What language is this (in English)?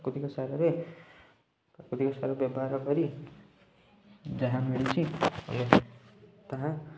Odia